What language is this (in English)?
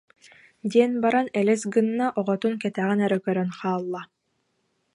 Yakut